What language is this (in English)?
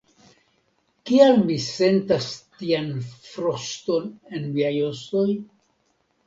Esperanto